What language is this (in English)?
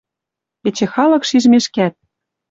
Western Mari